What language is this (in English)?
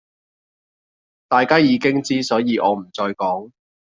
Cantonese